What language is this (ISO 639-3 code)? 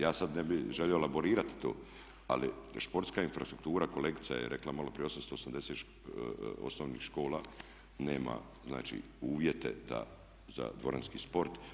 hrv